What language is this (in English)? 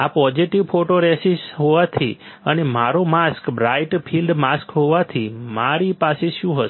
Gujarati